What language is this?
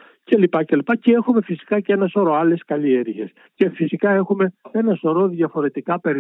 Greek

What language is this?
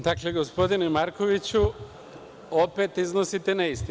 Serbian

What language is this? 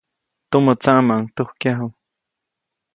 Copainalá Zoque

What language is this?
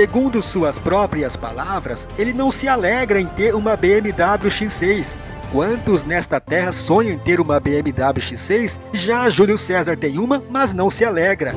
Portuguese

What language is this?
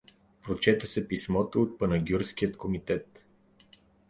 Bulgarian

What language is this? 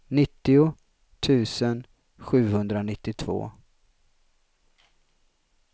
Swedish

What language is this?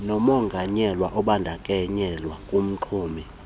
Xhosa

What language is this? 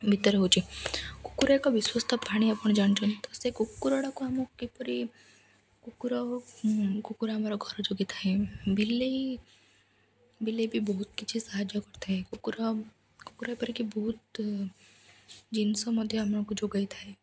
Odia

